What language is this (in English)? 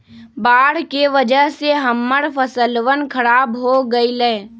Magahi